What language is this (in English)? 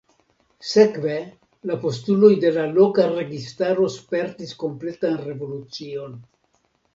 Esperanto